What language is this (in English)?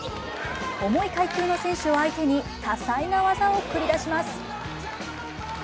Japanese